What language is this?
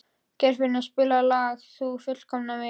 Icelandic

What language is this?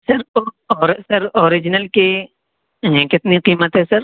Urdu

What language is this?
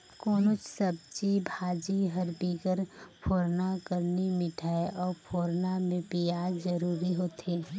Chhattisgarhi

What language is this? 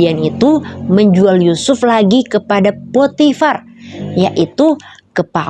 Indonesian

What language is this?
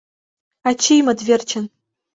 Mari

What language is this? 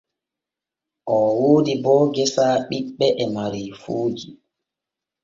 Borgu Fulfulde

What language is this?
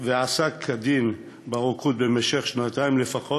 Hebrew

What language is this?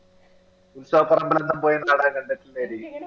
Malayalam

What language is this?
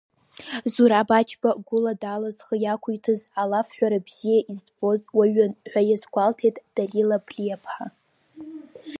Abkhazian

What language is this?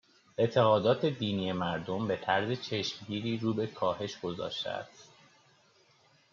Persian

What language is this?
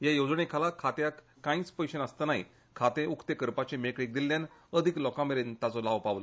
Konkani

